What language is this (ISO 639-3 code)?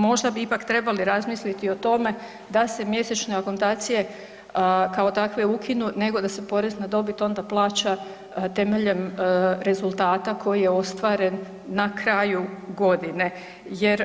hrv